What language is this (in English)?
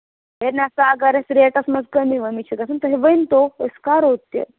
Kashmiri